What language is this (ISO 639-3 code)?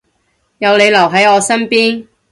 yue